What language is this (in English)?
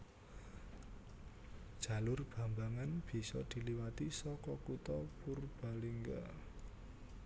Javanese